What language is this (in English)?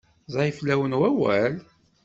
Kabyle